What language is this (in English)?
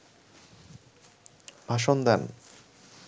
Bangla